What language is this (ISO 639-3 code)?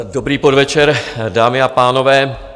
ces